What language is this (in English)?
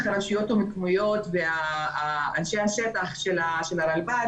Hebrew